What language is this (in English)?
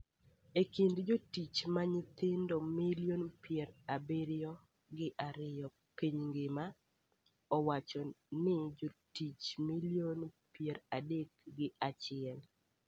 Luo (Kenya and Tanzania)